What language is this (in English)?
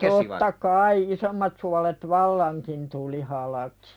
Finnish